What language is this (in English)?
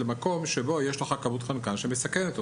Hebrew